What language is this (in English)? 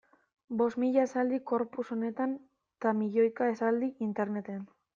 Basque